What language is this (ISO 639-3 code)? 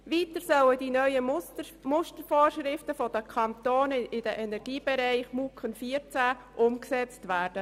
gsw